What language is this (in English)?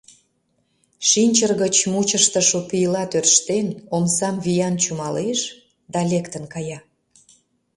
Mari